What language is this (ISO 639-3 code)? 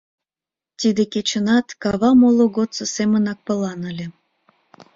chm